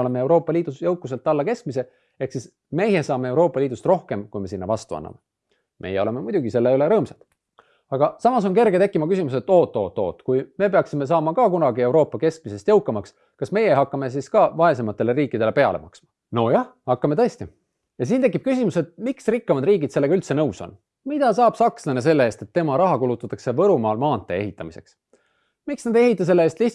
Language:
Estonian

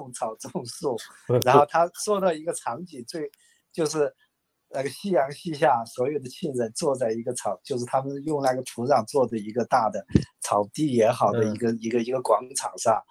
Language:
Chinese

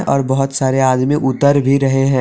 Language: Hindi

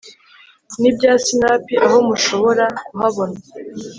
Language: Kinyarwanda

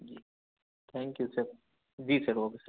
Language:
Urdu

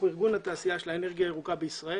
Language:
Hebrew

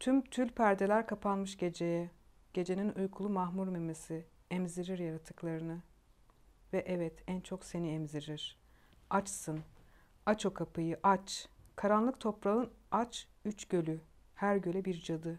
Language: Turkish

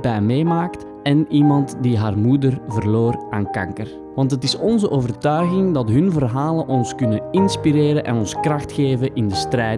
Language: Dutch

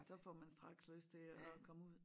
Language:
Danish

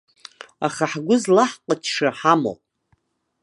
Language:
Abkhazian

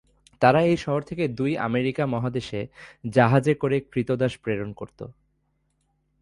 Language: Bangla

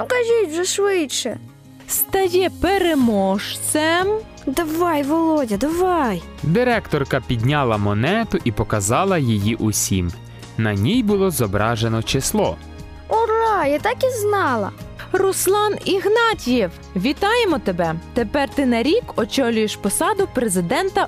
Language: Ukrainian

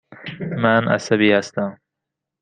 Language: Persian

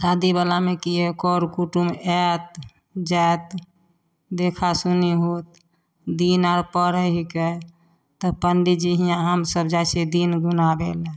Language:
Maithili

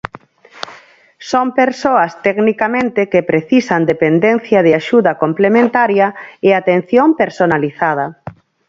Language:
Galician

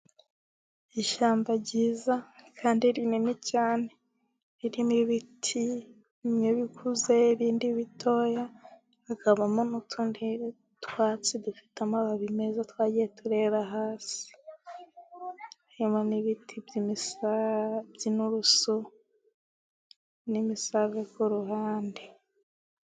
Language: Kinyarwanda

